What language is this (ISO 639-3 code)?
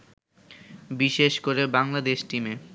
ben